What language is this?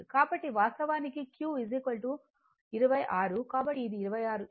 Telugu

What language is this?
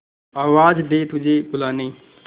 Hindi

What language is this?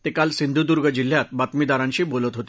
Marathi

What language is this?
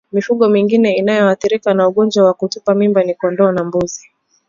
Swahili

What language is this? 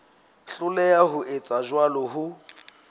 Southern Sotho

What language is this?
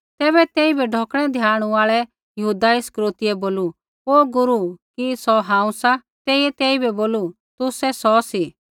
Kullu Pahari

